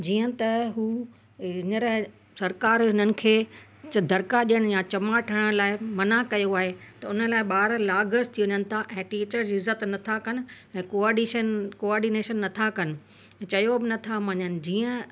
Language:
Sindhi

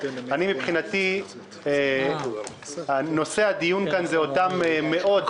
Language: Hebrew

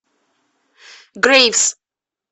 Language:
Russian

